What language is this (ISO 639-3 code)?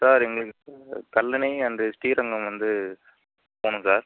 tam